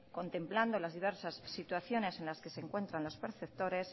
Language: Spanish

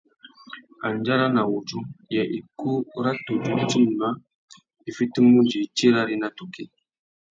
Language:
Tuki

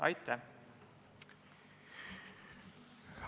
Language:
Estonian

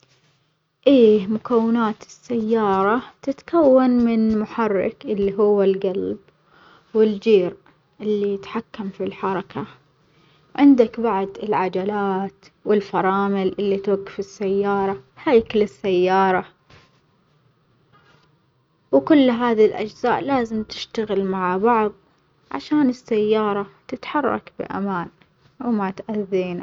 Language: Omani Arabic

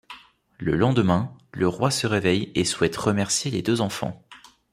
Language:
French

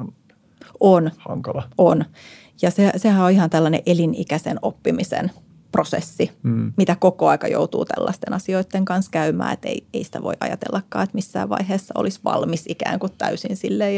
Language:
Finnish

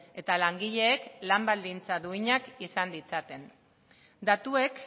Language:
Basque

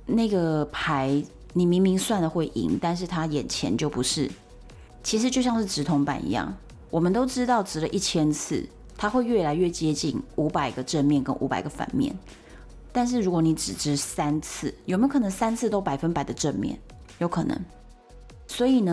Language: Chinese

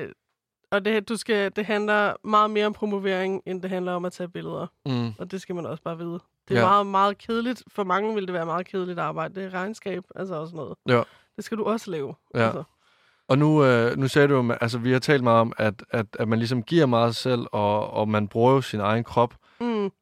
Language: Danish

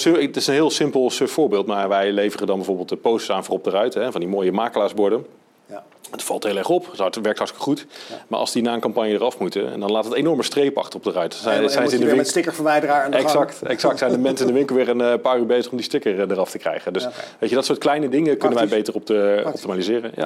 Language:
Dutch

